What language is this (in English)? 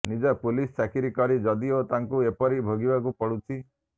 Odia